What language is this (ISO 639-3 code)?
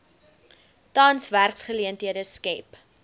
afr